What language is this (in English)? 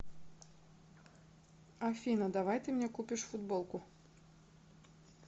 Russian